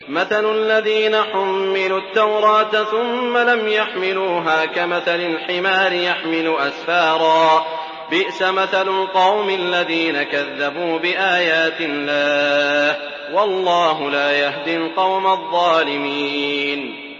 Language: Arabic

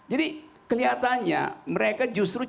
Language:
Indonesian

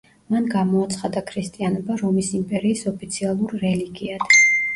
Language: Georgian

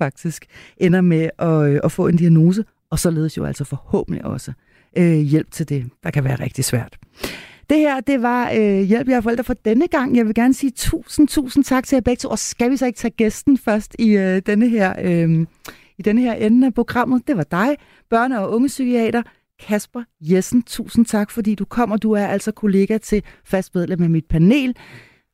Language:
Danish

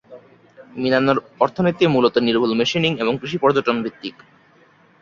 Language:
Bangla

